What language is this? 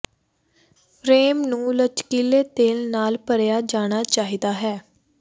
Punjabi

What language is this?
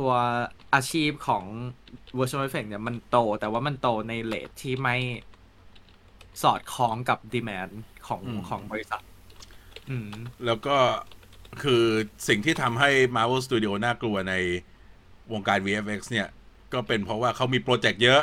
Thai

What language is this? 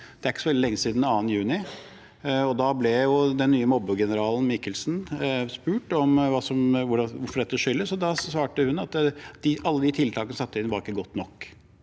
Norwegian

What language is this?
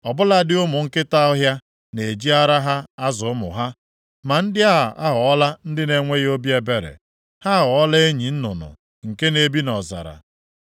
Igbo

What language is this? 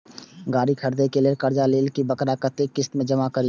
Maithili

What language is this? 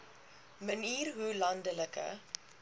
Afrikaans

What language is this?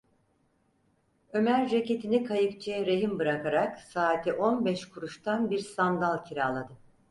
Turkish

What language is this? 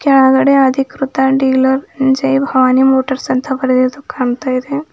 Kannada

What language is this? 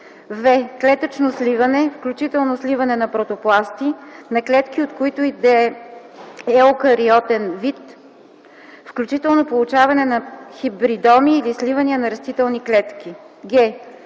Bulgarian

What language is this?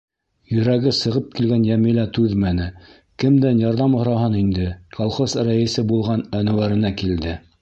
Bashkir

